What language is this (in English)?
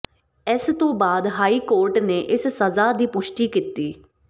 Punjabi